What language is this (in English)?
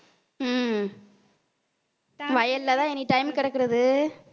Tamil